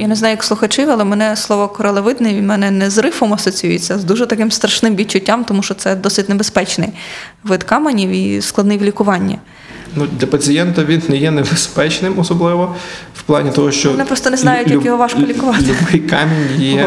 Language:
Ukrainian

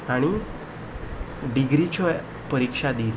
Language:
Konkani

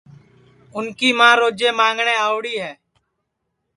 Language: Sansi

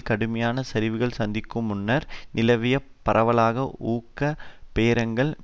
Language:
Tamil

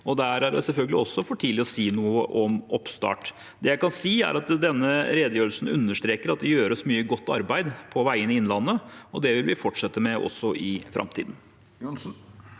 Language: Norwegian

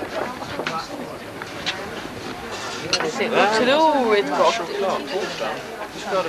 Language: Swedish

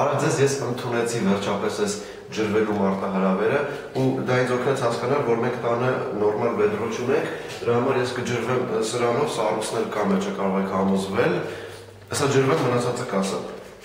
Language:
Polish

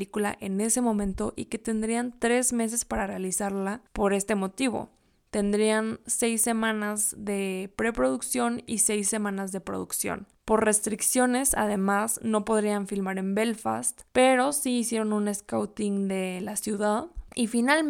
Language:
Spanish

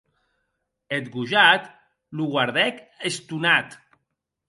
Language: Occitan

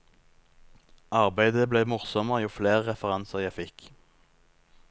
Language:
Norwegian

